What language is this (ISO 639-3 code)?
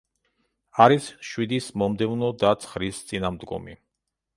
kat